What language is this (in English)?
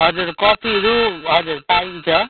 Nepali